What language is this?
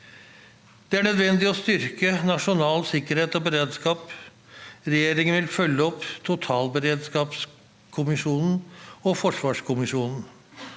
Norwegian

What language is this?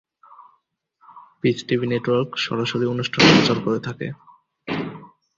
Bangla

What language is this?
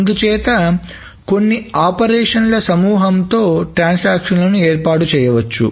Telugu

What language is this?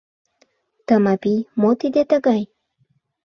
Mari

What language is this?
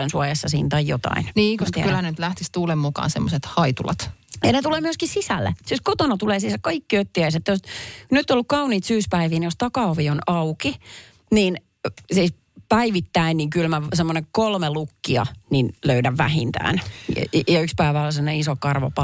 Finnish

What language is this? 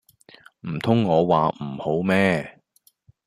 Cantonese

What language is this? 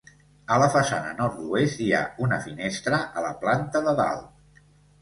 Catalan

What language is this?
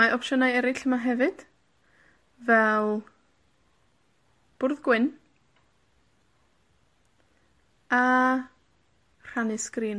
Welsh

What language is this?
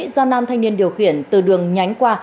Vietnamese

